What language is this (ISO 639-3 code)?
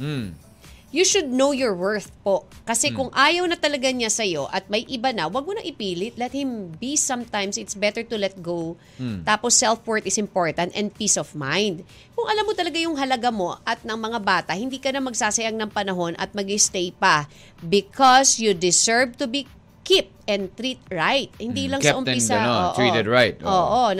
fil